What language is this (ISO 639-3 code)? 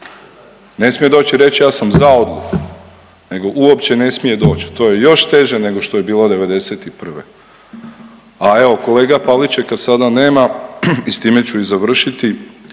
hrv